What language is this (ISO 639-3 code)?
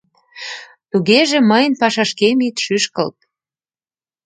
chm